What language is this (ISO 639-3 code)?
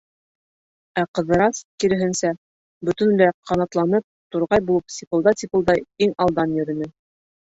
bak